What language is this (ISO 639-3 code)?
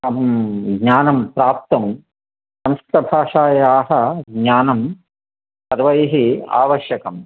san